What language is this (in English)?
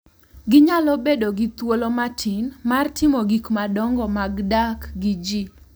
Luo (Kenya and Tanzania)